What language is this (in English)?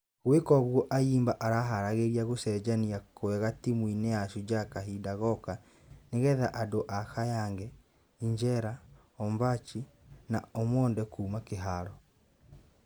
Kikuyu